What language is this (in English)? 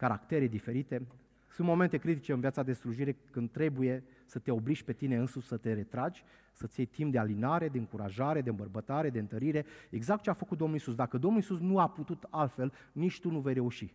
Romanian